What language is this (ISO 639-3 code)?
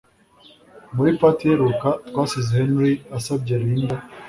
kin